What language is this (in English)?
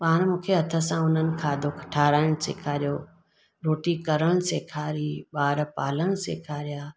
Sindhi